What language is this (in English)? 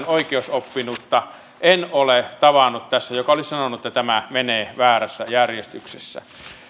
Finnish